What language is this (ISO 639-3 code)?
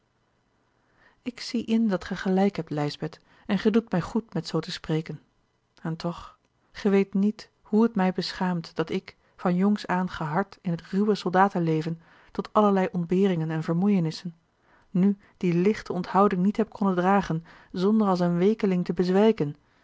nld